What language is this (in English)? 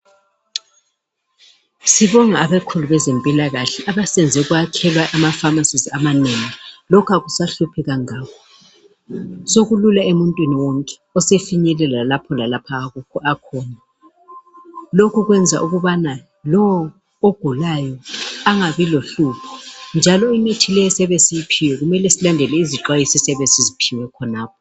North Ndebele